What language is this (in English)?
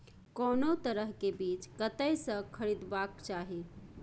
Maithili